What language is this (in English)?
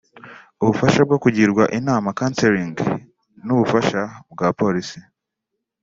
Kinyarwanda